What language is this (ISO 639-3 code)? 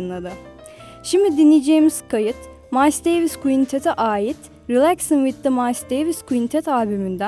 tur